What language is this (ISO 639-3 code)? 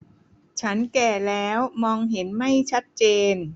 tha